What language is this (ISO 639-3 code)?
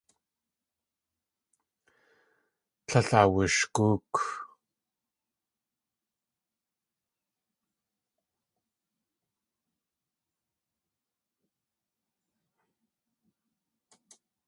tli